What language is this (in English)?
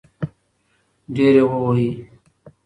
Pashto